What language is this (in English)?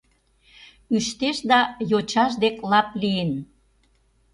Mari